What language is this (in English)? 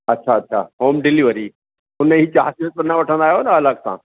Sindhi